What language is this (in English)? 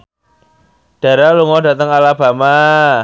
Javanese